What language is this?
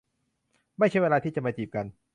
Thai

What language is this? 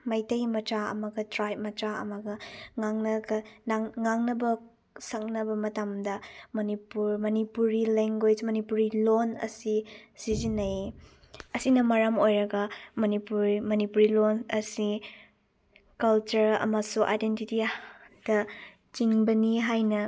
Manipuri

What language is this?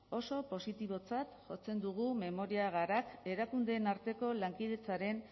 Basque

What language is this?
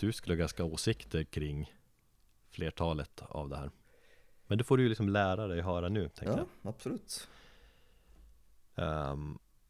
Swedish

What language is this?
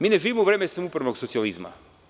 Serbian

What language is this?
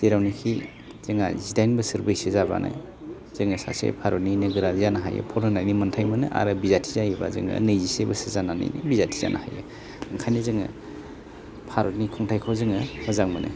Bodo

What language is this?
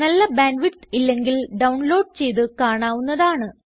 Malayalam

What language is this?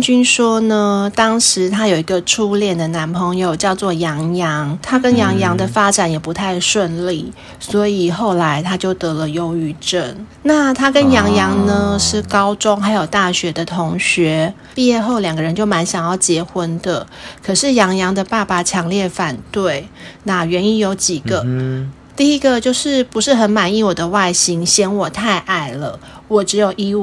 Chinese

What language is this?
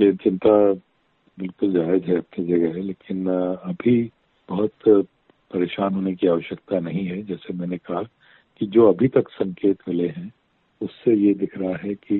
Hindi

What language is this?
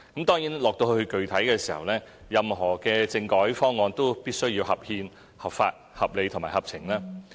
Cantonese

